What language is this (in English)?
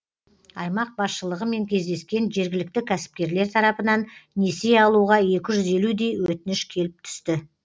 Kazakh